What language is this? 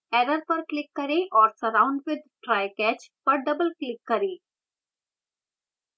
Hindi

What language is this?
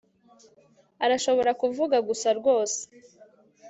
Kinyarwanda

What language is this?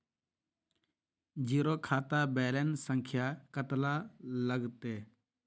Magahi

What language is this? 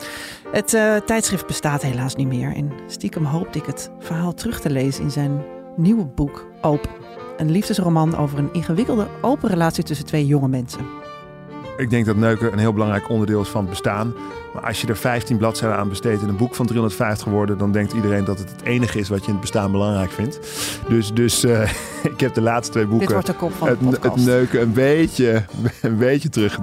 Dutch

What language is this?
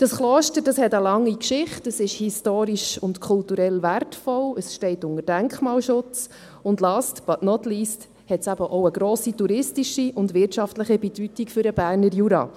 Swiss German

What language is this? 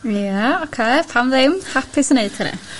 Welsh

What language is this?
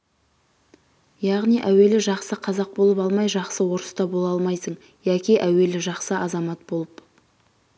Kazakh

